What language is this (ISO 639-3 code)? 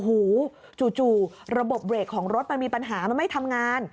tha